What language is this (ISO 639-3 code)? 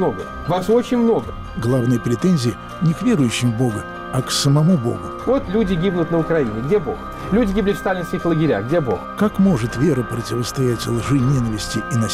rus